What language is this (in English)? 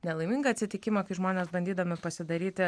Lithuanian